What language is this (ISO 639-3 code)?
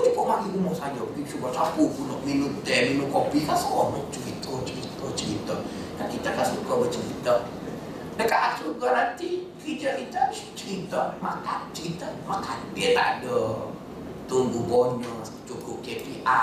msa